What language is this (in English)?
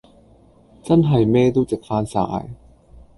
Cantonese